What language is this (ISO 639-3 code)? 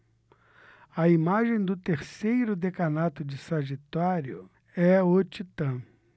por